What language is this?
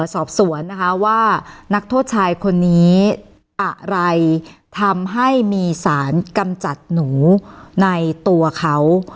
Thai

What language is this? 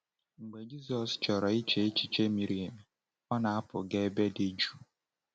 Igbo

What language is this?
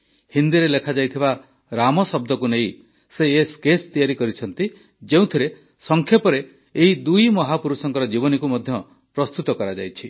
Odia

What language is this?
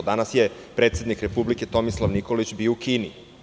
Serbian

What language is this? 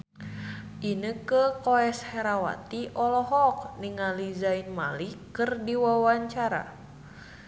Sundanese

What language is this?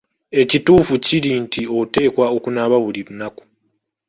Ganda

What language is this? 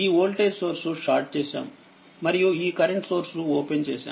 Telugu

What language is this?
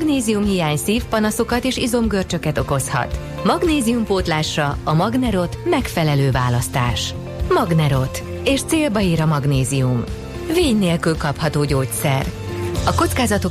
Hungarian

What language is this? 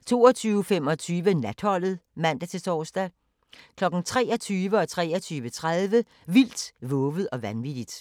Danish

